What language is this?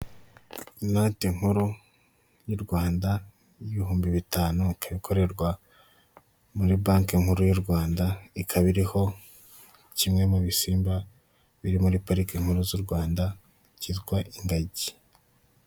Kinyarwanda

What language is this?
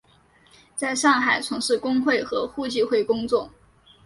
Chinese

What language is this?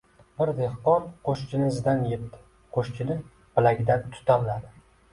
Uzbek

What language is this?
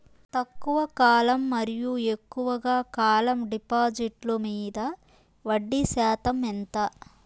Telugu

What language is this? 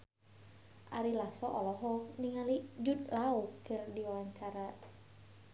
Sundanese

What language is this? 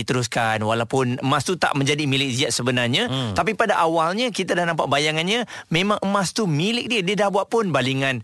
Malay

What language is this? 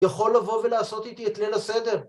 Hebrew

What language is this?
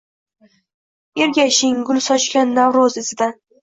Uzbek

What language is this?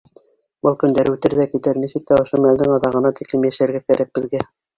Bashkir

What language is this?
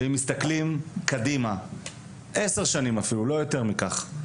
Hebrew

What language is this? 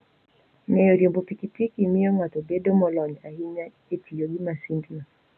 Luo (Kenya and Tanzania)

